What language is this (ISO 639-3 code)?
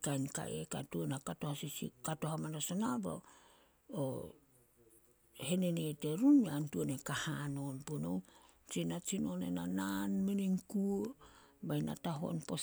sol